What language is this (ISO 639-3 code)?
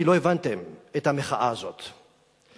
heb